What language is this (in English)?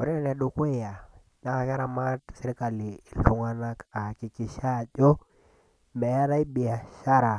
Masai